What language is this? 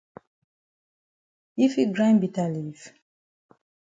Cameroon Pidgin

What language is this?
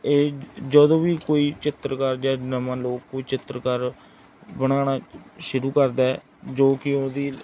Punjabi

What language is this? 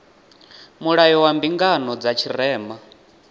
Venda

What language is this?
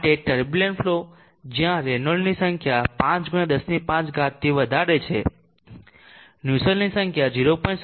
Gujarati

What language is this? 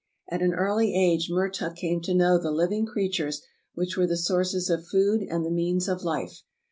English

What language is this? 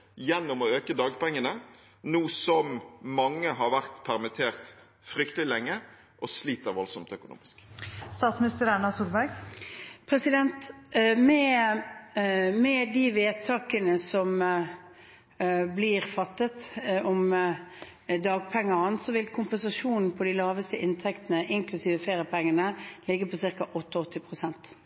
Norwegian Bokmål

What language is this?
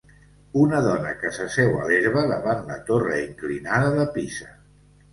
Catalan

